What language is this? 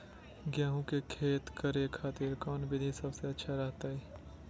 Magahi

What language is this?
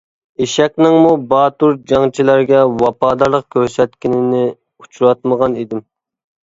Uyghur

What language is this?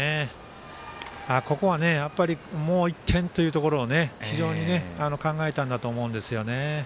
Japanese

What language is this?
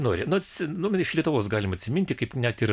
Lithuanian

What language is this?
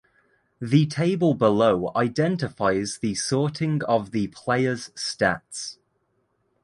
English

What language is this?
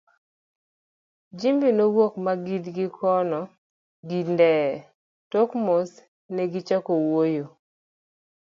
Luo (Kenya and Tanzania)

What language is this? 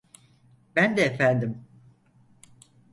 Turkish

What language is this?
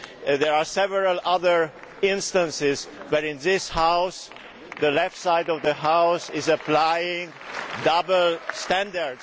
English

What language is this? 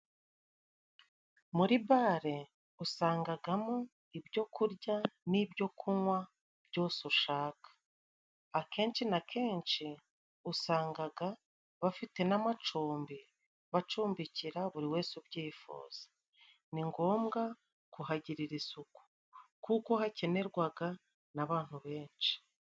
Kinyarwanda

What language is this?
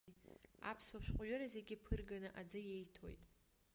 Abkhazian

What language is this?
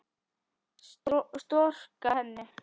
Icelandic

